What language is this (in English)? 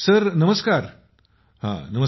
Marathi